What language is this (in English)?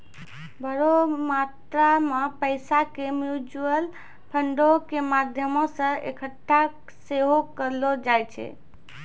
Maithili